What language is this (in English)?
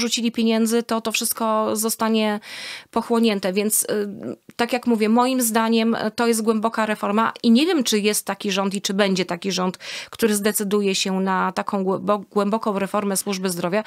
Polish